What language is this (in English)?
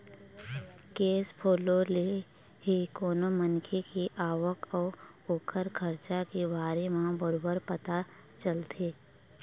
Chhattisgarhi